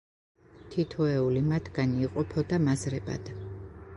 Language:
Georgian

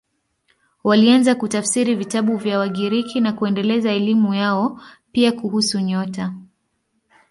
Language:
Swahili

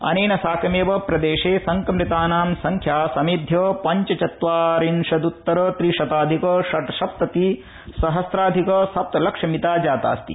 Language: Sanskrit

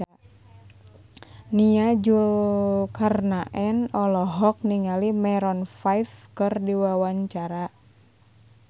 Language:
Sundanese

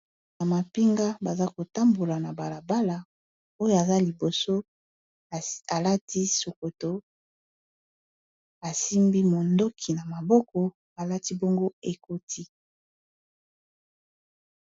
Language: Lingala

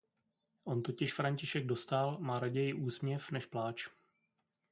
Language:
Czech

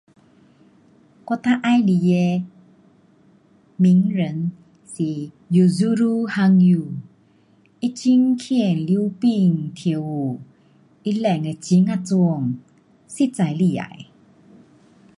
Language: Pu-Xian Chinese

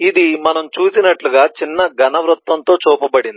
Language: Telugu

